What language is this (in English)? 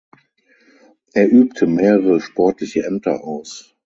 German